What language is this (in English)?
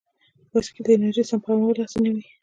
Pashto